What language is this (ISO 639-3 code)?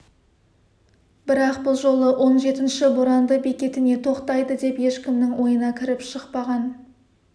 kaz